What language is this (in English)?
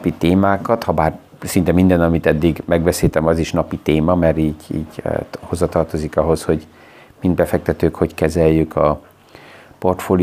Hungarian